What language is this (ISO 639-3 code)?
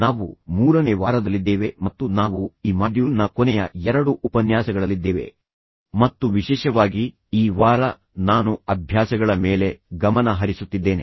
kan